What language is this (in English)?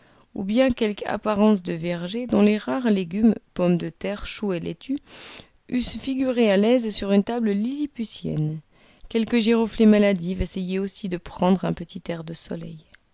French